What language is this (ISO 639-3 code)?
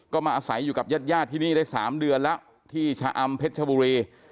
tha